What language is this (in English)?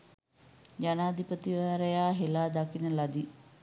Sinhala